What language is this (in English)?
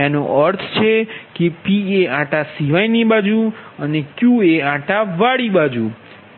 Gujarati